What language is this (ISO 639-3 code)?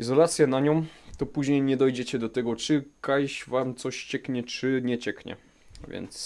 pol